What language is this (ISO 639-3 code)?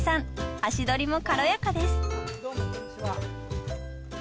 jpn